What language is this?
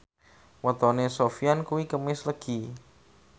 Javanese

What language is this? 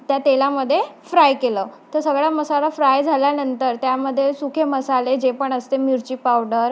Marathi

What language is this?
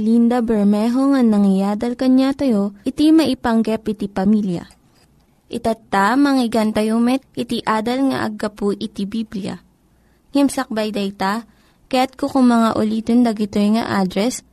Filipino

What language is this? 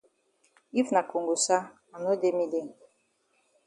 Cameroon Pidgin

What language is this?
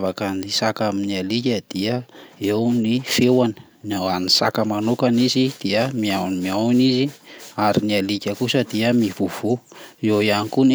Malagasy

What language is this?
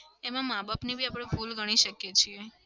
Gujarati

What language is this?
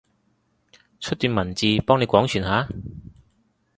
Cantonese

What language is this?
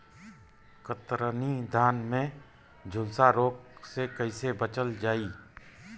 Bhojpuri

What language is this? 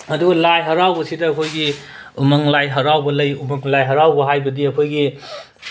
Manipuri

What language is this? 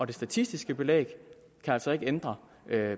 Danish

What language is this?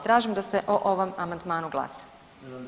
Croatian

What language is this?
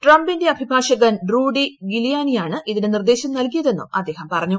Malayalam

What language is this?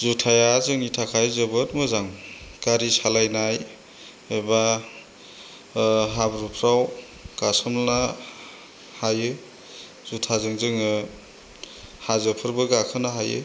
Bodo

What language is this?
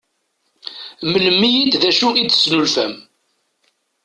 Kabyle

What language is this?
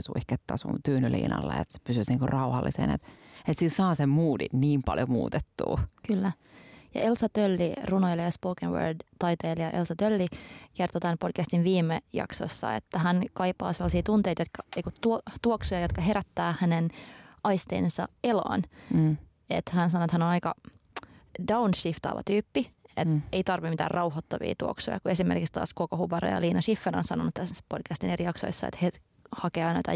Finnish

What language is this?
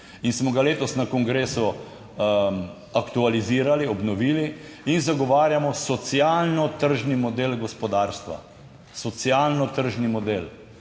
Slovenian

